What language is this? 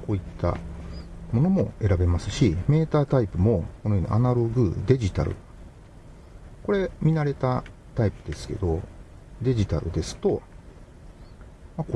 Japanese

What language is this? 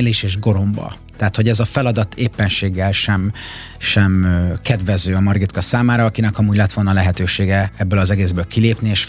Hungarian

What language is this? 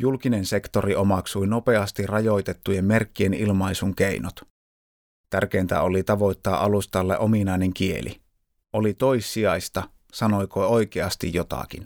Finnish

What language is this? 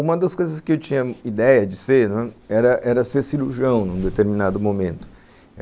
Portuguese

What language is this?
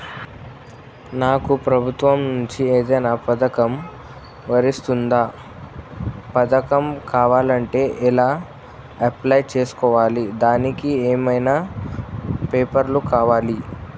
Telugu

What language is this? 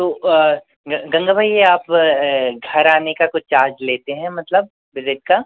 Hindi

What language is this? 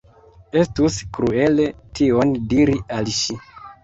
Esperanto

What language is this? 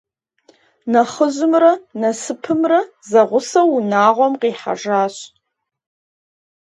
Kabardian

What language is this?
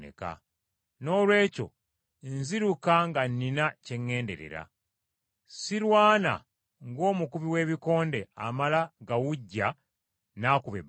Ganda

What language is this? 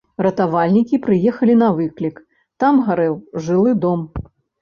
Belarusian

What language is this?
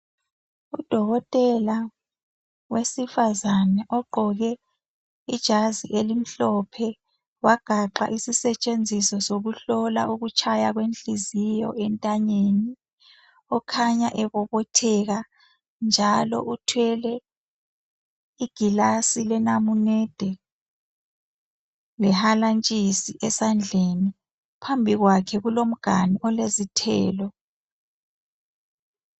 North Ndebele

